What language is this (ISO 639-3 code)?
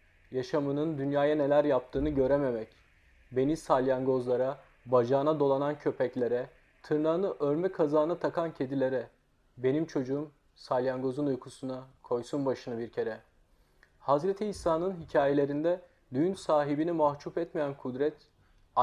tur